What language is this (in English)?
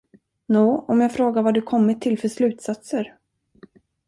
Swedish